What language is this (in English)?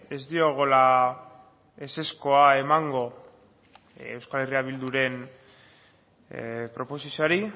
Basque